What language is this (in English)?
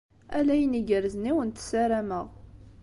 Kabyle